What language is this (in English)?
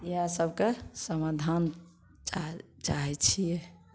Maithili